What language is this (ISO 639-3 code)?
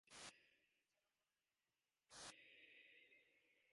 div